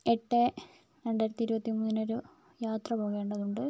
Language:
Malayalam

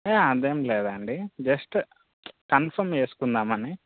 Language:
Telugu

